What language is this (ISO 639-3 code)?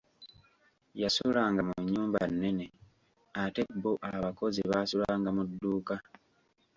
lug